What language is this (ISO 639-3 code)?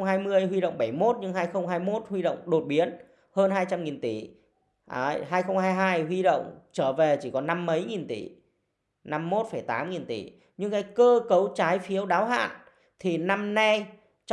vie